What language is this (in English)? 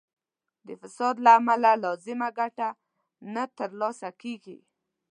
Pashto